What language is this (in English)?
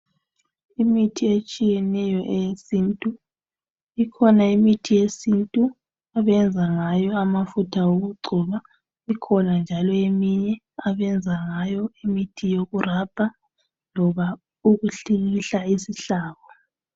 North Ndebele